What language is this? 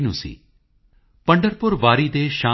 Punjabi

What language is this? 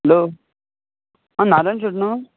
Konkani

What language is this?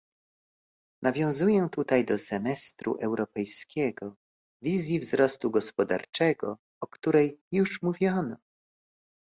Polish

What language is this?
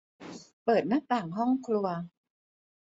Thai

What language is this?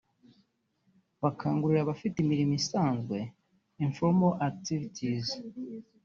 Kinyarwanda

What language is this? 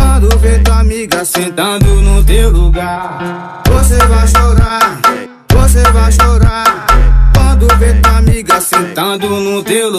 Portuguese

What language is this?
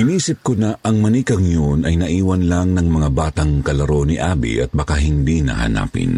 Filipino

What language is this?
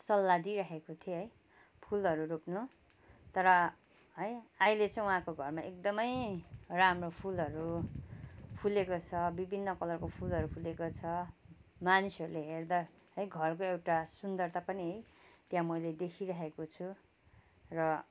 Nepali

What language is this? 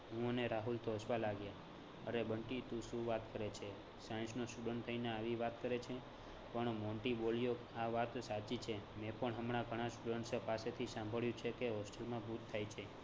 Gujarati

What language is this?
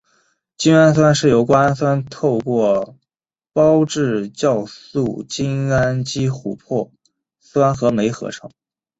Chinese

